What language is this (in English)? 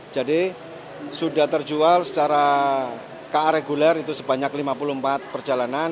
Indonesian